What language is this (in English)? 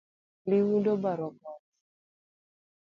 Luo (Kenya and Tanzania)